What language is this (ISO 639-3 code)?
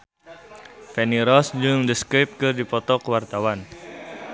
sun